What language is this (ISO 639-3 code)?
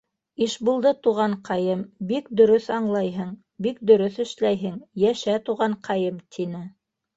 bak